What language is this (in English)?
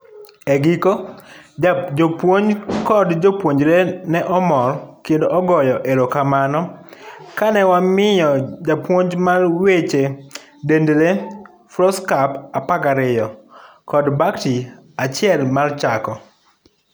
Luo (Kenya and Tanzania)